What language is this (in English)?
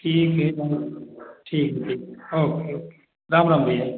Hindi